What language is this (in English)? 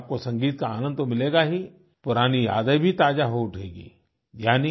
Hindi